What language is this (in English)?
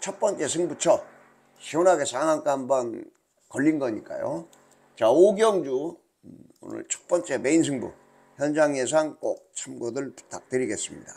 Korean